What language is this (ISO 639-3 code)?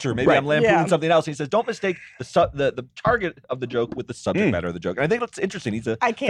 eng